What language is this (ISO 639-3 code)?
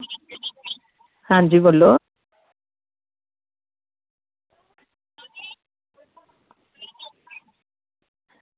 doi